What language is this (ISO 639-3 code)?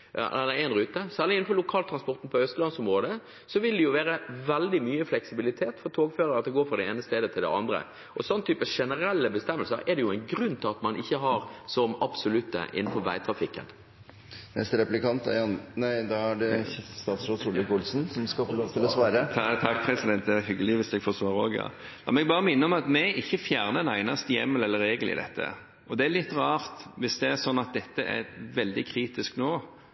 nor